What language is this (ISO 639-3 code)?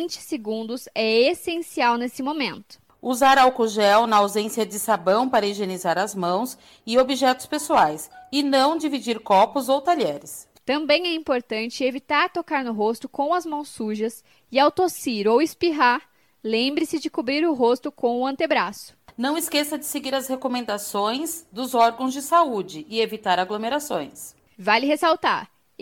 por